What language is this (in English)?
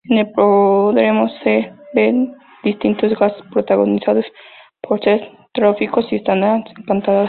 Spanish